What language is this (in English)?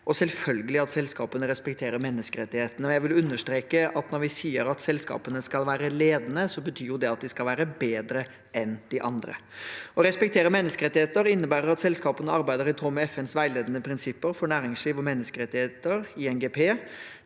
Norwegian